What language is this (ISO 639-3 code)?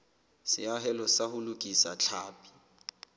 sot